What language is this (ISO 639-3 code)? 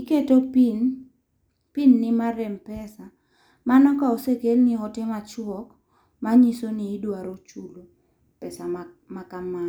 luo